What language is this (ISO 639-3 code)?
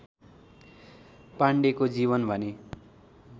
nep